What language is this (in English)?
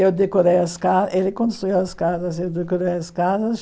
Portuguese